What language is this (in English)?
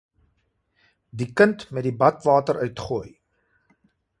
Afrikaans